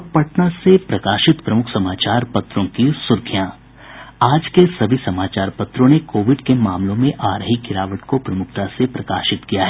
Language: Hindi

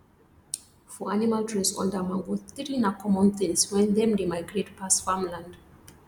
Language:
Nigerian Pidgin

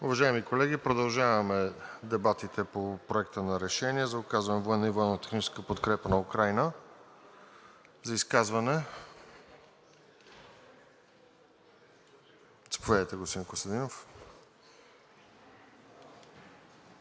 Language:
Bulgarian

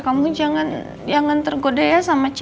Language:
Indonesian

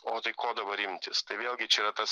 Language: Lithuanian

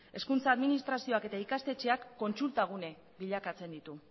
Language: Basque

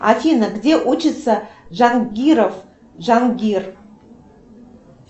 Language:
Russian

